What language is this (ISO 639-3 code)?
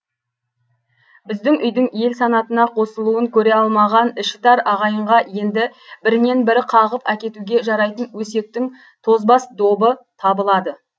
kaz